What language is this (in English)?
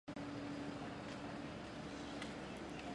Chinese